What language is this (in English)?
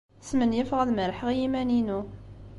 Kabyle